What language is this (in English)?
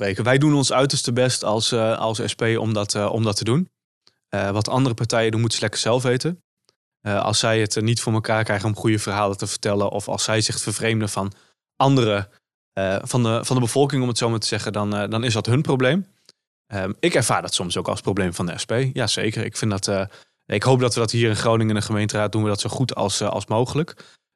Dutch